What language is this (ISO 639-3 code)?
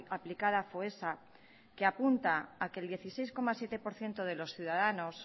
spa